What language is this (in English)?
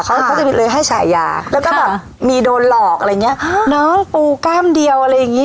Thai